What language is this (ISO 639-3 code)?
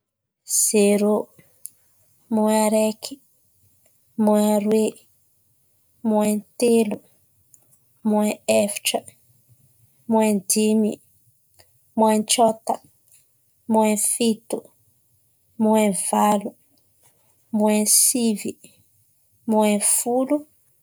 xmv